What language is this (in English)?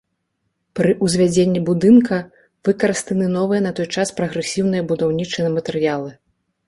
Belarusian